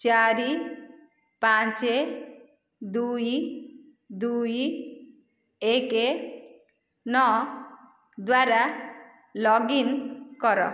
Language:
Odia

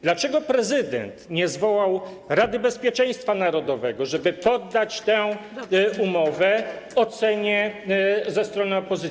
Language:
Polish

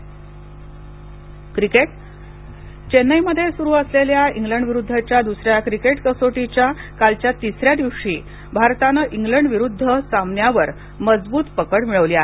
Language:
Marathi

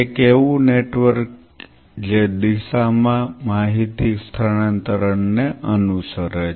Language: Gujarati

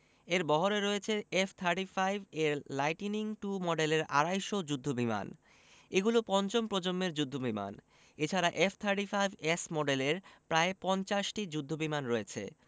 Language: Bangla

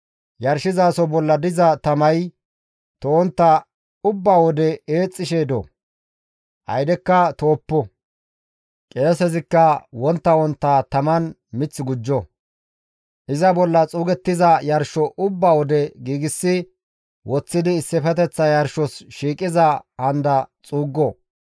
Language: Gamo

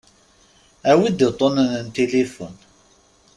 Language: Kabyle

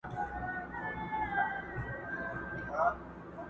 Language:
Pashto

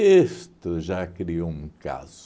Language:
Portuguese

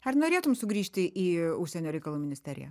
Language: Lithuanian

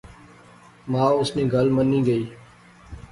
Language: Pahari-Potwari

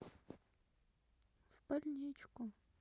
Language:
Russian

